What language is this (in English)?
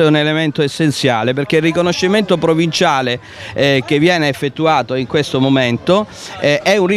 Italian